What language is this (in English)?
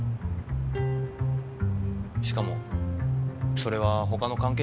Japanese